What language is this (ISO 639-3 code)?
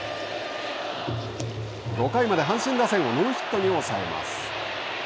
jpn